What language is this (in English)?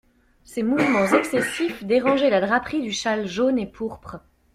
French